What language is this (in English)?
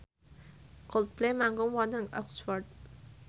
Javanese